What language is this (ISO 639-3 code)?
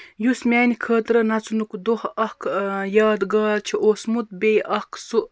kas